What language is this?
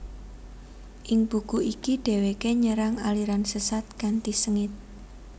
Javanese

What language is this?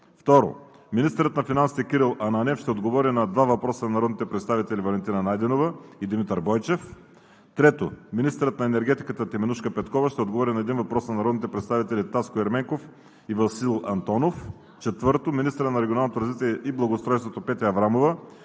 Bulgarian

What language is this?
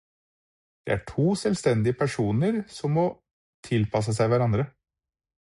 Norwegian Bokmål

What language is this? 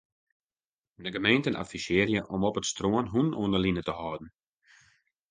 Western Frisian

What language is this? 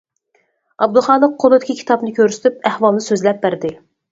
Uyghur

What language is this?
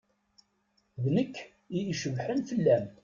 Kabyle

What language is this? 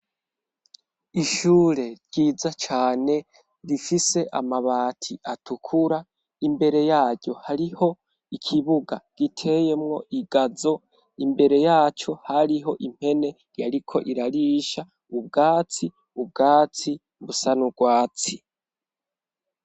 Rundi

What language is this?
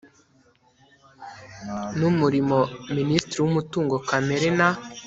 Kinyarwanda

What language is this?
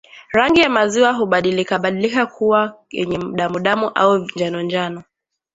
Swahili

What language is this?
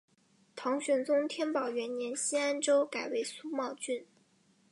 Chinese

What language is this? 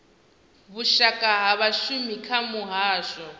Venda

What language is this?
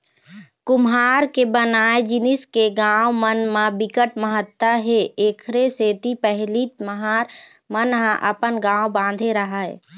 Chhattisgarhi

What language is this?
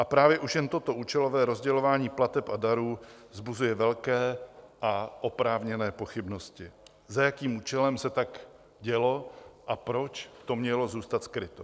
Czech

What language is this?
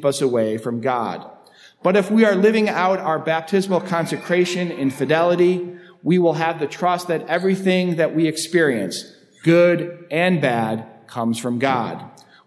English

